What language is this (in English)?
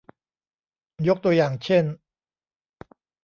Thai